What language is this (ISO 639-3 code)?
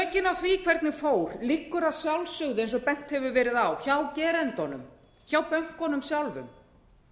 isl